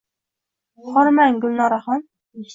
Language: Uzbek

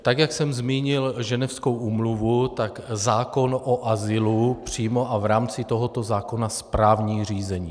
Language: Czech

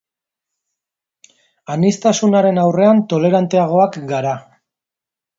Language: Basque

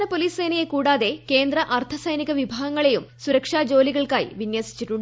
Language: Malayalam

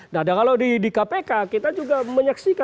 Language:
Indonesian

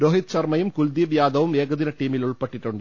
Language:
Malayalam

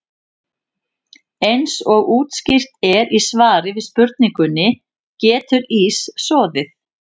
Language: Icelandic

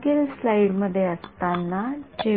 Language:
Marathi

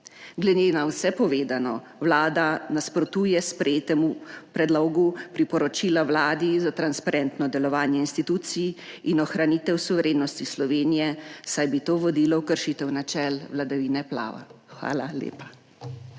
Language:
Slovenian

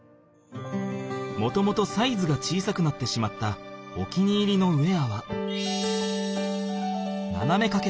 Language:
Japanese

